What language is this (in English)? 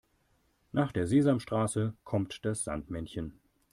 German